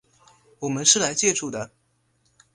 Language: Chinese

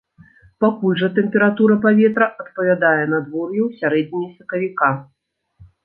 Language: Belarusian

